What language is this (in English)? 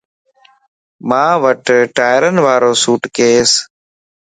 Lasi